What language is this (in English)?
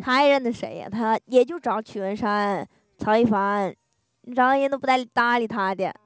Chinese